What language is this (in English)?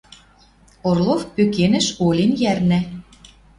Western Mari